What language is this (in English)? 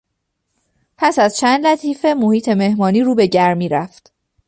Persian